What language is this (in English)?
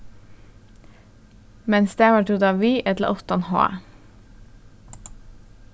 Faroese